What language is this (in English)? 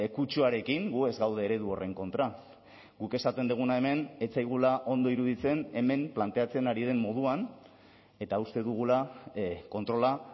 Basque